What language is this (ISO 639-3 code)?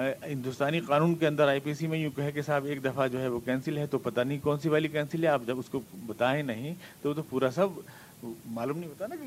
urd